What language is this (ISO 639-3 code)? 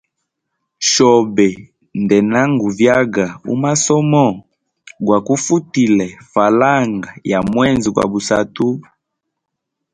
hem